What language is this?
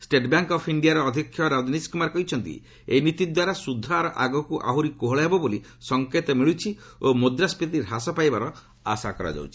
Odia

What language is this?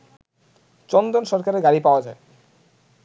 Bangla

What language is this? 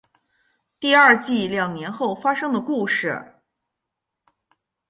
Chinese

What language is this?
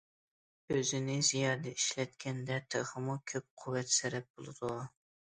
Uyghur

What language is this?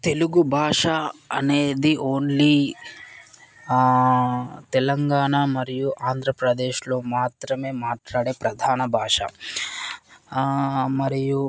Telugu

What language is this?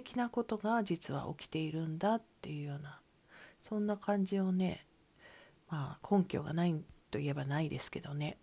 Japanese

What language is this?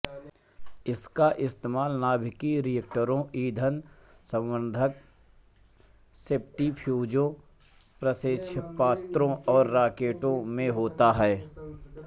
Hindi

